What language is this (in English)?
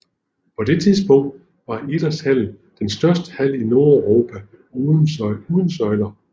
Danish